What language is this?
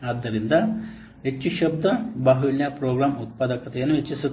Kannada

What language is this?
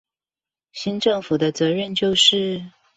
Chinese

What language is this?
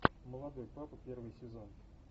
Russian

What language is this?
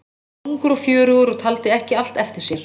Icelandic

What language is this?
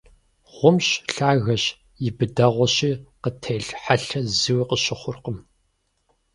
Kabardian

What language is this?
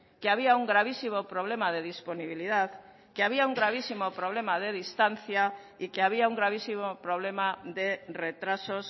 Spanish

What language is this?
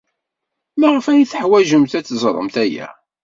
Kabyle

